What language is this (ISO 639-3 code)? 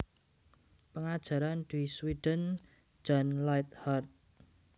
jav